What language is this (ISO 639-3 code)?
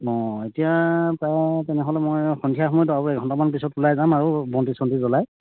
asm